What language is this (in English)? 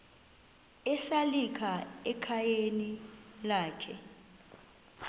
Xhosa